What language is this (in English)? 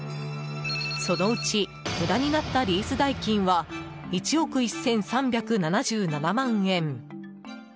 Japanese